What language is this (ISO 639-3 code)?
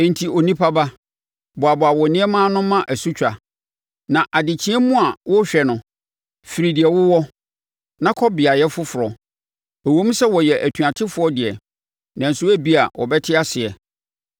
aka